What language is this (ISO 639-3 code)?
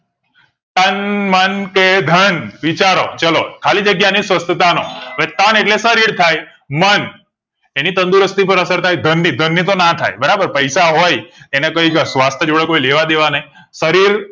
guj